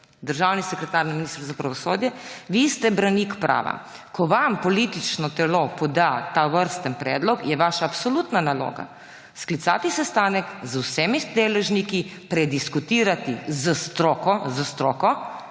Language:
Slovenian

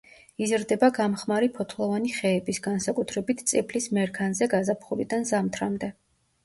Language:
Georgian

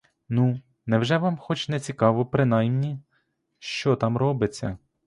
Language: Ukrainian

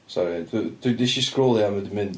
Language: Welsh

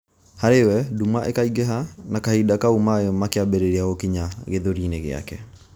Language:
Kikuyu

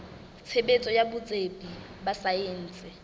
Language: Southern Sotho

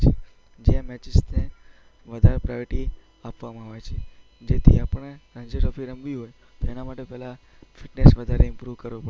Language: Gujarati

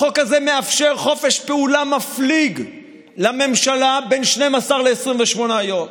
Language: Hebrew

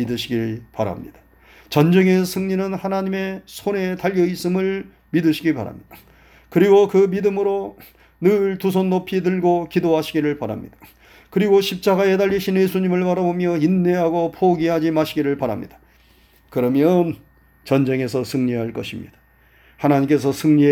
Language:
Korean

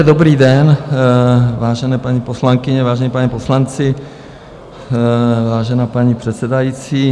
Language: Czech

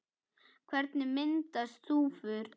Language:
Icelandic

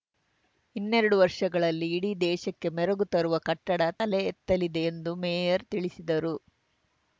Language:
Kannada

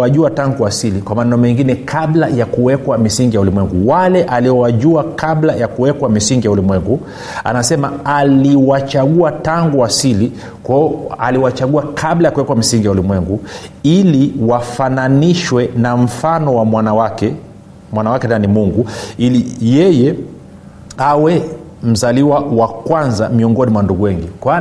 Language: Swahili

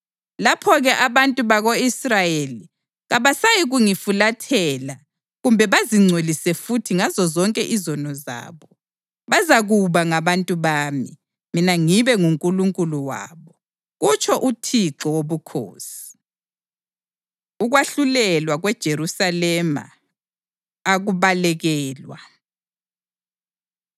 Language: North Ndebele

